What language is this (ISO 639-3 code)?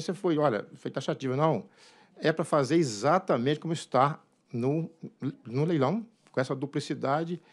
por